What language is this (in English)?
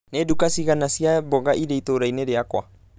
Kikuyu